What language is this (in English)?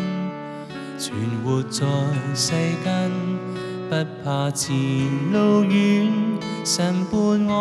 Chinese